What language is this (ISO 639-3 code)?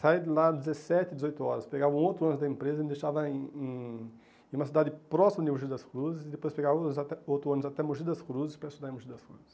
por